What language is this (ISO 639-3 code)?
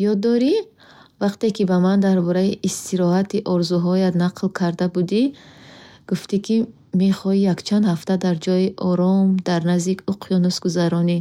bhh